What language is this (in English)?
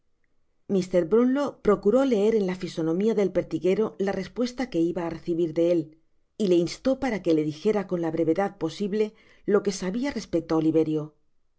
Spanish